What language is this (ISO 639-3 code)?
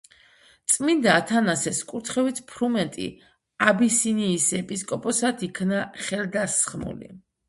kat